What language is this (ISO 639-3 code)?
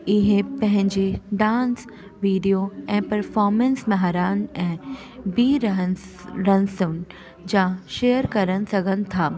snd